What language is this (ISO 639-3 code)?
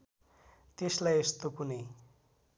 nep